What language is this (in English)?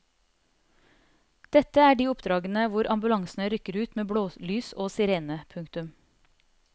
Norwegian